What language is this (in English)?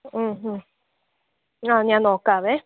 Malayalam